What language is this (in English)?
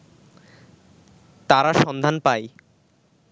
Bangla